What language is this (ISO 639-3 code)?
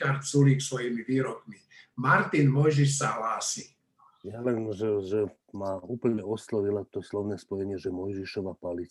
slk